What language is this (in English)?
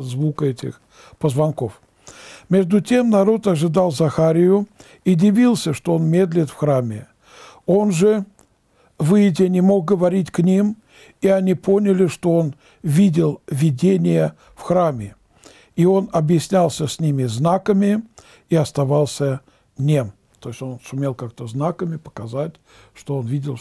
Russian